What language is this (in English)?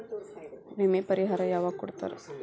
Kannada